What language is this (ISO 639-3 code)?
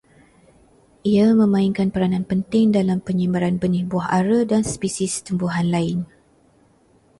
msa